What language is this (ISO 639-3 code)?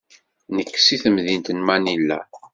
kab